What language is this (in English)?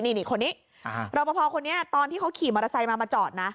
Thai